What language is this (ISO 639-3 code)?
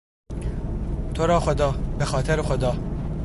fas